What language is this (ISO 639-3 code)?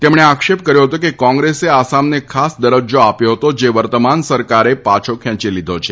guj